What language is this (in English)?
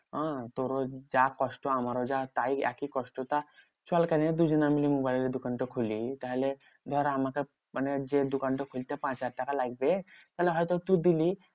Bangla